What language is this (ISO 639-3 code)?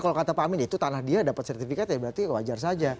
ind